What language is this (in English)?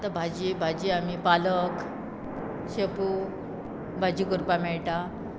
Konkani